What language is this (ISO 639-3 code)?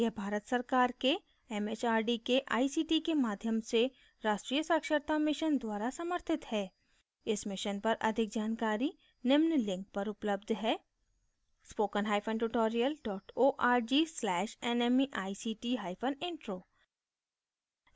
hin